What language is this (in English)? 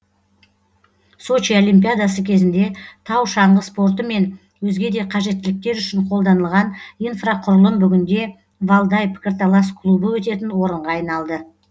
Kazakh